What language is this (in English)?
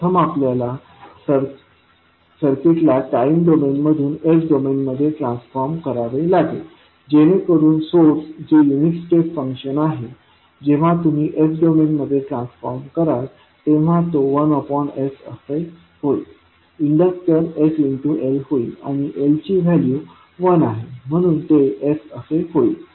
Marathi